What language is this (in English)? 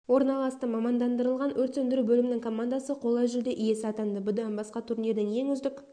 Kazakh